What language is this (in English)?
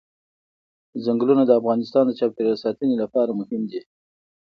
Pashto